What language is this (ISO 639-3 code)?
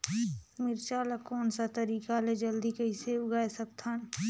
hne